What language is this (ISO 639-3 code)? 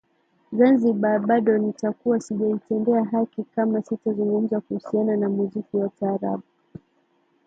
swa